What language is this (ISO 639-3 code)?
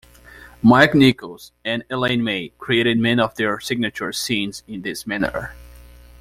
eng